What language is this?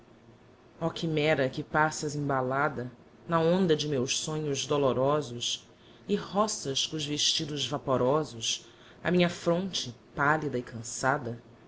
Portuguese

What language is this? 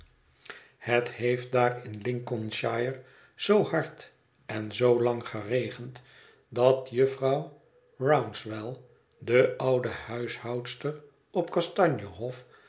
Dutch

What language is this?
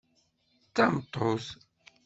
Kabyle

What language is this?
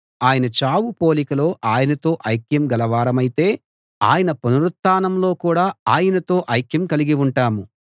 Telugu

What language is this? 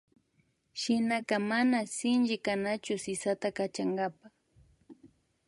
Imbabura Highland Quichua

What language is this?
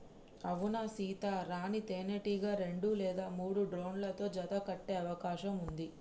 Telugu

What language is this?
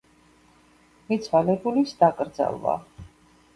Georgian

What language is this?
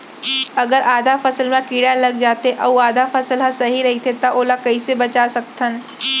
Chhattisgarhi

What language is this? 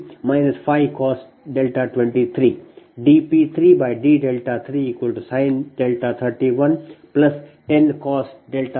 Kannada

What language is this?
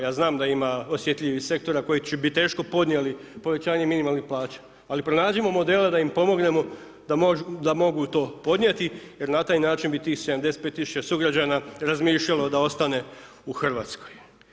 Croatian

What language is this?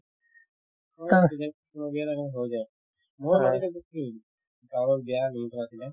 Assamese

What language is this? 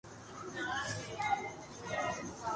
Urdu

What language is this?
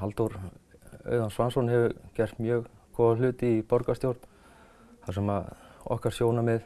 Icelandic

